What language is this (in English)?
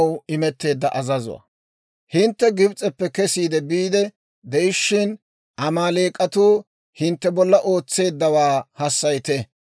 Dawro